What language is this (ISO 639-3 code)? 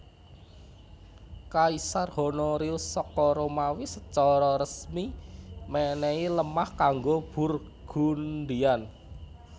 jav